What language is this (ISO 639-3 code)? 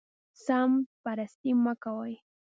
pus